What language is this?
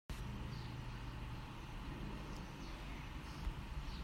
Hakha Chin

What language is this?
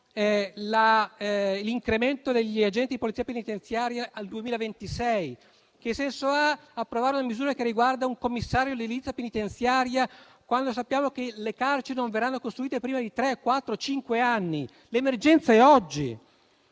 Italian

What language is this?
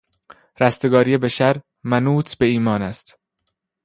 Persian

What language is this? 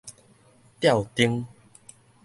Min Nan Chinese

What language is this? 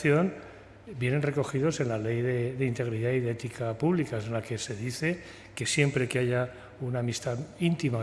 Spanish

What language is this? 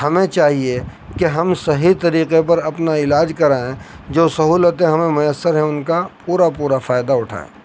Urdu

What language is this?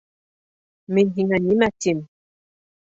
Bashkir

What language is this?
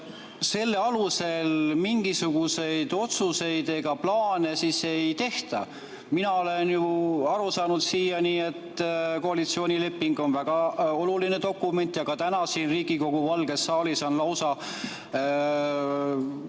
Estonian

